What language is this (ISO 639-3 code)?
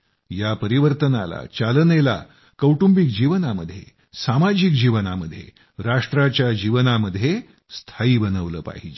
mar